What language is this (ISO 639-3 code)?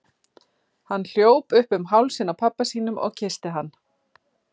isl